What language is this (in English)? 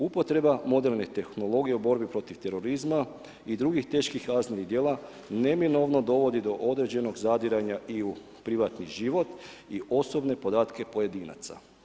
Croatian